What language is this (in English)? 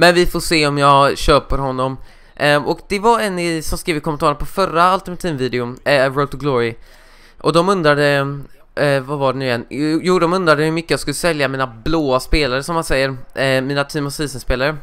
Swedish